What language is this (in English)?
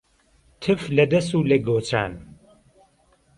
Central Kurdish